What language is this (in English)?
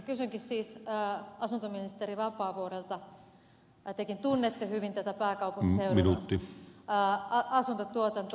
Finnish